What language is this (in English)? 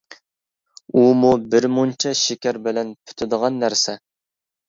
Uyghur